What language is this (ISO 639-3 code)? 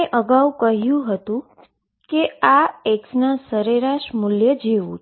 guj